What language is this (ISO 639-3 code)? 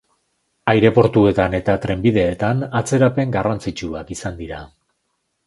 eus